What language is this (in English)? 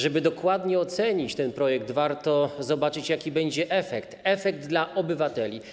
Polish